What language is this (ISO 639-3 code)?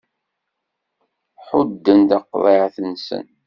kab